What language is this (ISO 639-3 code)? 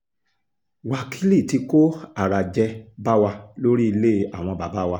yor